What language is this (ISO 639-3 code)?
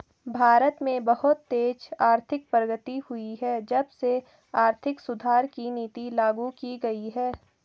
hin